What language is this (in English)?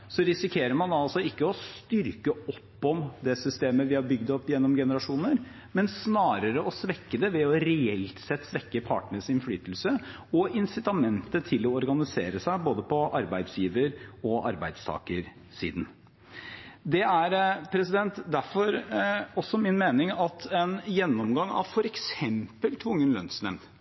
Norwegian Bokmål